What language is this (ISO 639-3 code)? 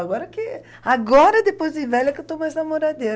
por